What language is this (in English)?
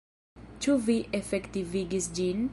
Esperanto